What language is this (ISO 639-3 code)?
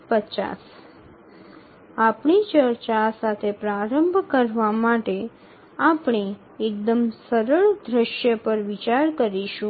ben